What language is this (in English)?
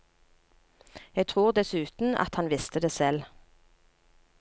Norwegian